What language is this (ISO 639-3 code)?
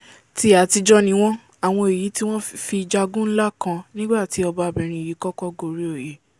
yor